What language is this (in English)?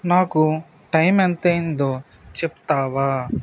Telugu